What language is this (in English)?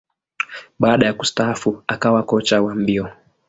Swahili